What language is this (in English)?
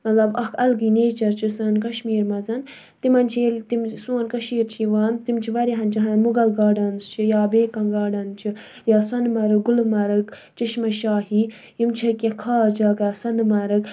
Kashmiri